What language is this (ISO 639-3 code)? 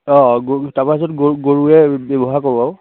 asm